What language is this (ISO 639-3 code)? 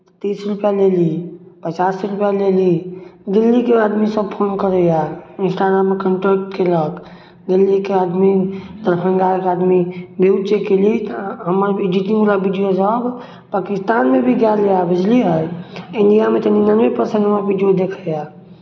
mai